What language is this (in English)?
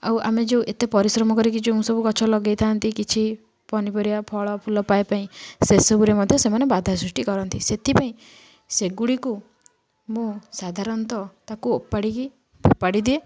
Odia